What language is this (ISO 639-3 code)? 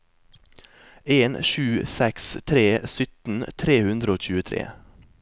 nor